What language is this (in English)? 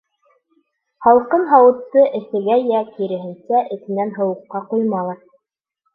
Bashkir